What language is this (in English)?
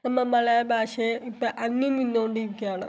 Malayalam